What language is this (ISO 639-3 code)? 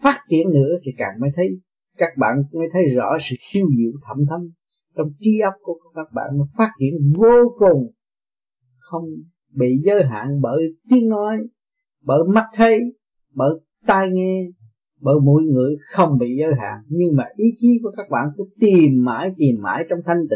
vie